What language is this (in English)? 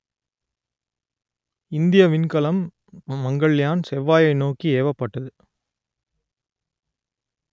Tamil